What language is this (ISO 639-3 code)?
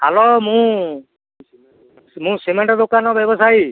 ori